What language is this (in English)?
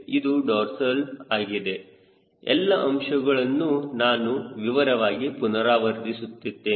Kannada